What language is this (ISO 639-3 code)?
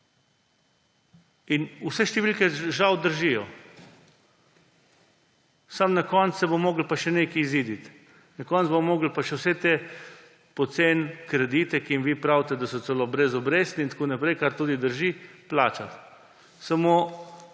slv